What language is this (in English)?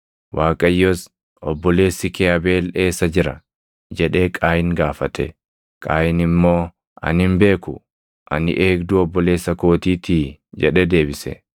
Oromo